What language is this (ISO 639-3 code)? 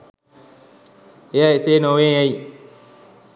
sin